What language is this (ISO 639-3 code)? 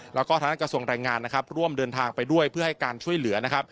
tha